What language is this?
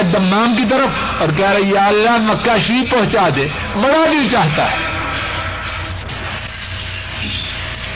Urdu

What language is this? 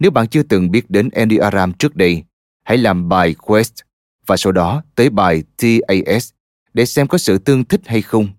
Vietnamese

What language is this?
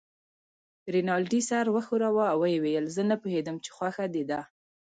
Pashto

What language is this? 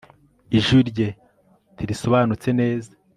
Kinyarwanda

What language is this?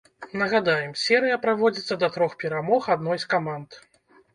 Belarusian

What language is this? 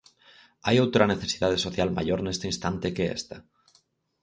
Galician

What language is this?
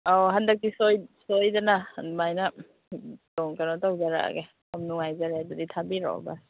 Manipuri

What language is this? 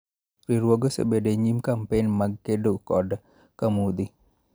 Luo (Kenya and Tanzania)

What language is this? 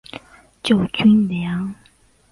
Chinese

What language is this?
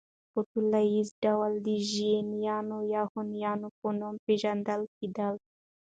Pashto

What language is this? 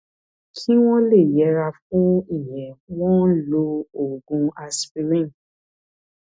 Yoruba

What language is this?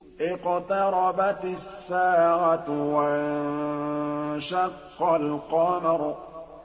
Arabic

